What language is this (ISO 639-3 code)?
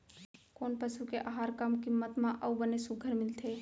hne